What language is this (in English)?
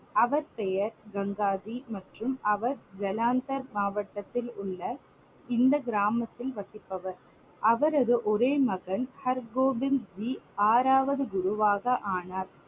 Tamil